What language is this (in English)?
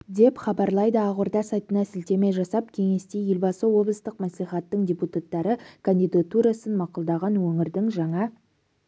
Kazakh